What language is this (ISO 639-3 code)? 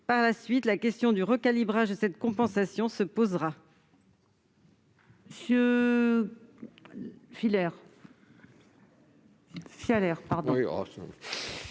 fra